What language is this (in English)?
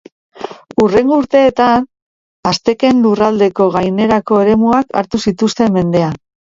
Basque